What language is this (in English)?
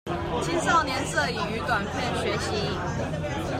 Chinese